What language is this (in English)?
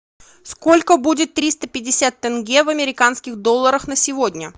Russian